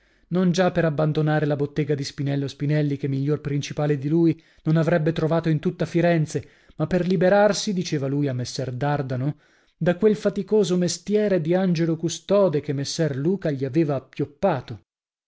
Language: Italian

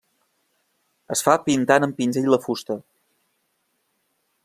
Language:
Catalan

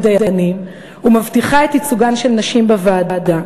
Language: Hebrew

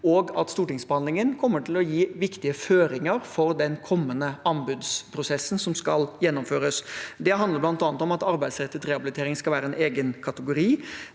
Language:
Norwegian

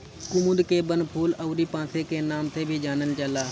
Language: Bhojpuri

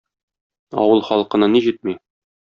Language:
Tatar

